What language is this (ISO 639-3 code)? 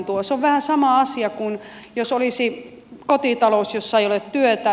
fin